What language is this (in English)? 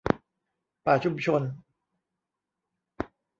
Thai